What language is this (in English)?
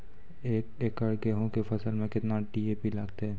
Maithili